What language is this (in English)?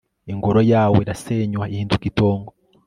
Kinyarwanda